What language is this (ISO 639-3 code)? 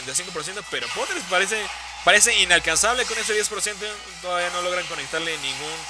spa